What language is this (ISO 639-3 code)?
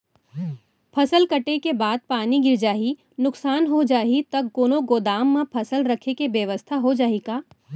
hne